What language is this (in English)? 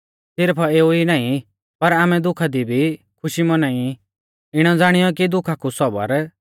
Mahasu Pahari